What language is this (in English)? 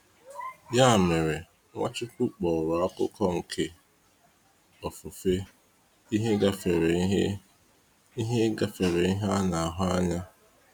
Igbo